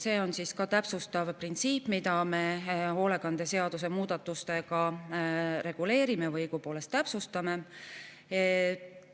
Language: Estonian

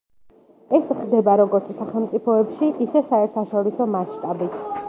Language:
Georgian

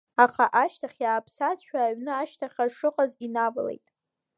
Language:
Abkhazian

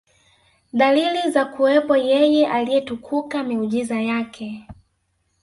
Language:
Swahili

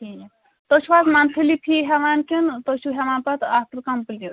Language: Kashmiri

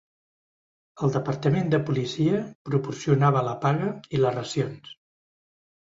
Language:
Catalan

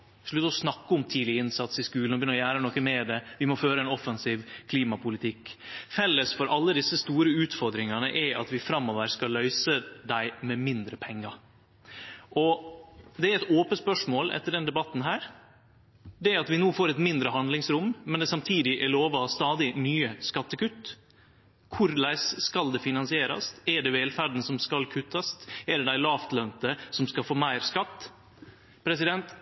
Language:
Norwegian Nynorsk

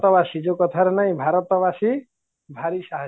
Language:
Odia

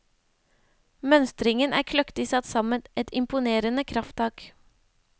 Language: Norwegian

